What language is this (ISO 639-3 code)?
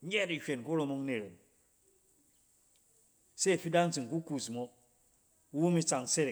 cen